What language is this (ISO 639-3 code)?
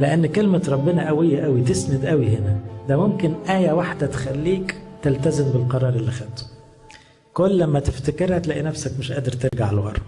ara